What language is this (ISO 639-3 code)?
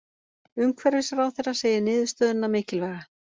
isl